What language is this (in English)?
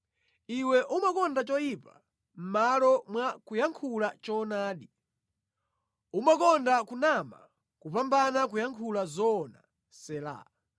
Nyanja